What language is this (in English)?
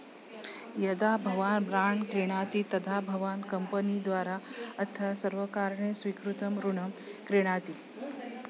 Sanskrit